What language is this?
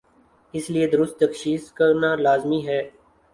Urdu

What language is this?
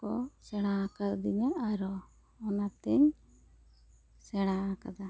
Santali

